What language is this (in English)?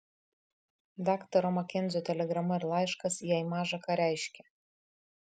Lithuanian